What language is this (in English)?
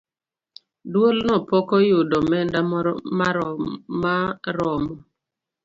Luo (Kenya and Tanzania)